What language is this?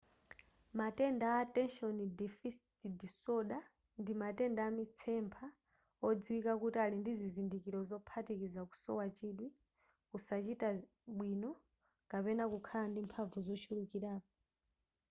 Nyanja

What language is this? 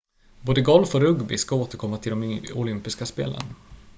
Swedish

